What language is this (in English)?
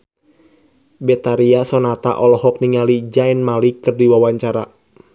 Sundanese